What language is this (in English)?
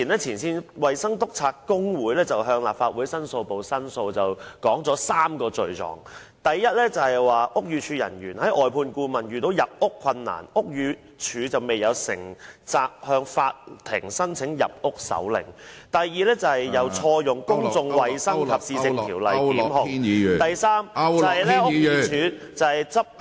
Cantonese